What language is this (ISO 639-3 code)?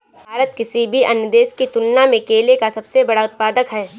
hin